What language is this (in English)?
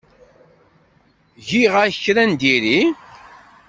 Kabyle